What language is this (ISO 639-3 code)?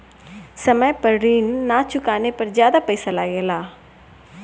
bho